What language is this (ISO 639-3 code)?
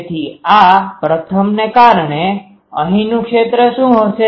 guj